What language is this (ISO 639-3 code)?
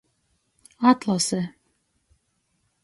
ltg